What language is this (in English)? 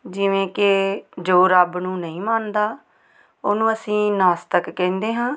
Punjabi